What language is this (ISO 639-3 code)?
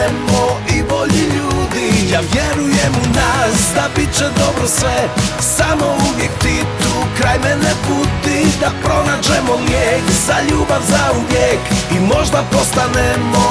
hrv